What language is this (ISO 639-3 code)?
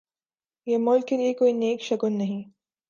urd